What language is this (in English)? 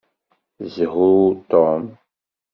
Kabyle